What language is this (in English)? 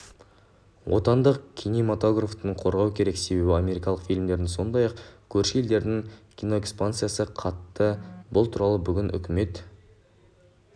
Kazakh